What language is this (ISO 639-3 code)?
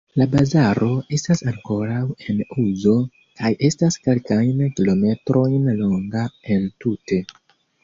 epo